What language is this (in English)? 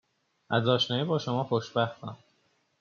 Persian